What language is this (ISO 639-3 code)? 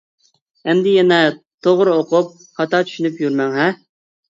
uig